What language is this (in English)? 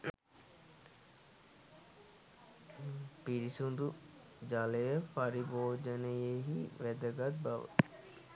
Sinhala